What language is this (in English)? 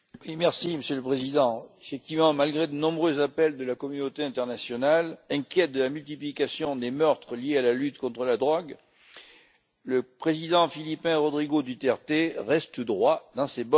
French